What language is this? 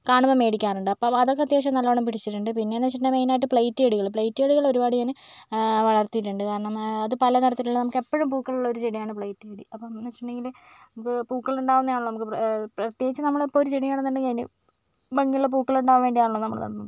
Malayalam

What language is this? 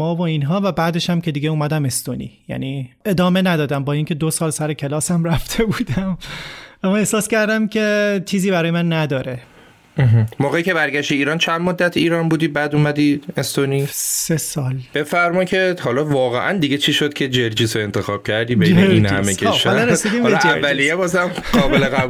Persian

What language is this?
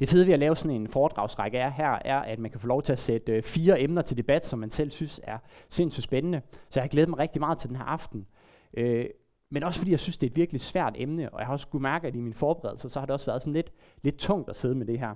Danish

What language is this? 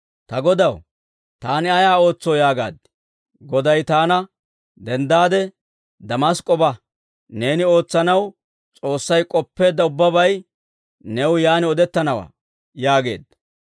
Dawro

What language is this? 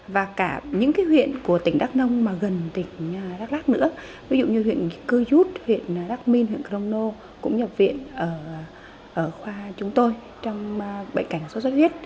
Vietnamese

